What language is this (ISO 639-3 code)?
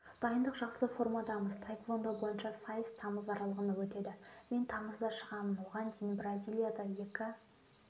kaz